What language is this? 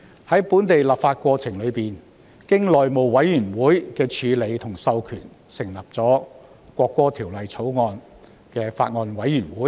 Cantonese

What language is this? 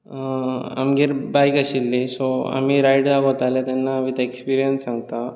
Konkani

